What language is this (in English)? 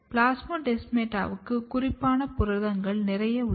Tamil